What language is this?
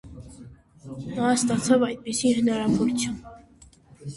Armenian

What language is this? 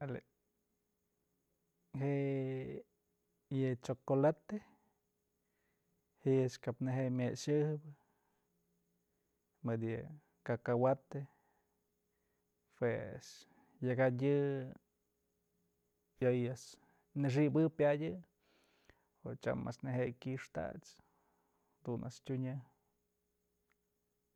Mazatlán Mixe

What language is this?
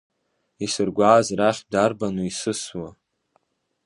Abkhazian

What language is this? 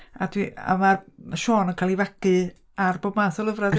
Welsh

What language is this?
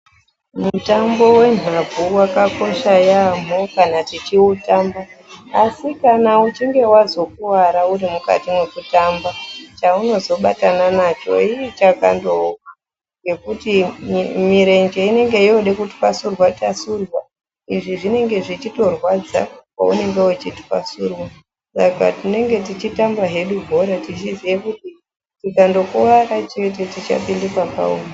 Ndau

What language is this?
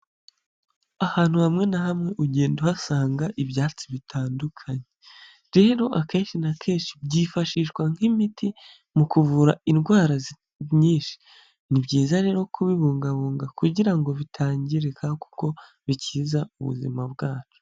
Kinyarwanda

